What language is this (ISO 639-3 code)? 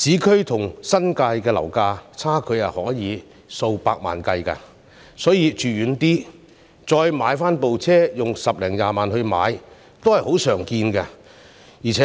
yue